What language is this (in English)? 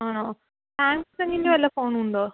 Malayalam